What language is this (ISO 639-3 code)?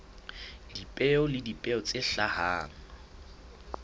sot